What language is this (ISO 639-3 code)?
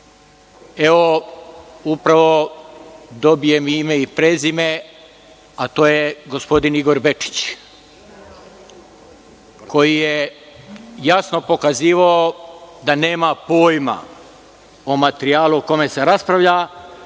srp